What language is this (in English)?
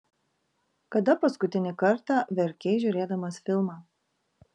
Lithuanian